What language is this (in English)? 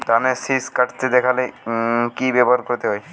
Bangla